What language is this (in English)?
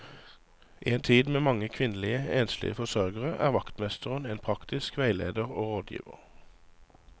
Norwegian